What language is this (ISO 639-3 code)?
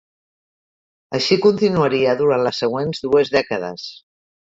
cat